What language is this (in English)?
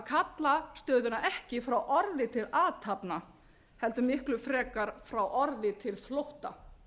Icelandic